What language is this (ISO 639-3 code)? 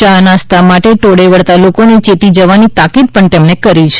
guj